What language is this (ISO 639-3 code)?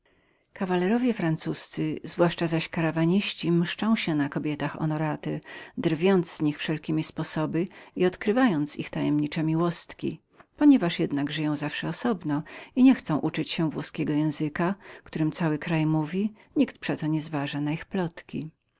pol